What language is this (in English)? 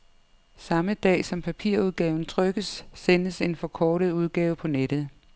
Danish